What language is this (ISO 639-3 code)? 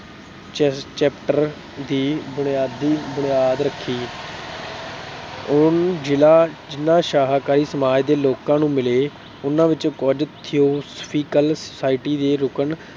pan